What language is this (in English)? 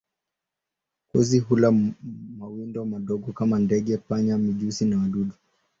Swahili